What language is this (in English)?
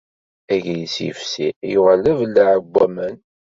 Kabyle